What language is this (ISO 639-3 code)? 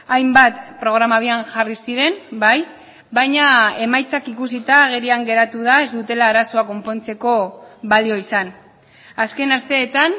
eus